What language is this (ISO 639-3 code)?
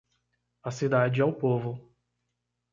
por